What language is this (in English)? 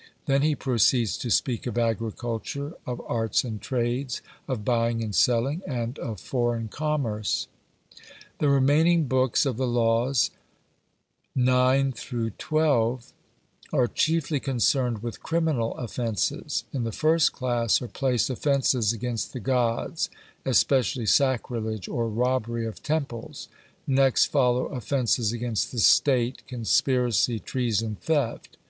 English